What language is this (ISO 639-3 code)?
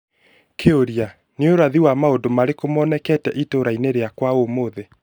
kik